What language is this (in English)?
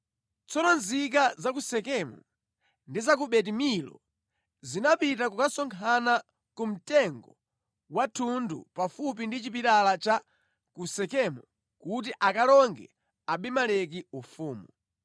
Nyanja